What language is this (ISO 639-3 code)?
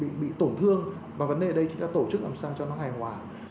vie